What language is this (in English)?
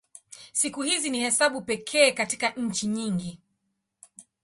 Swahili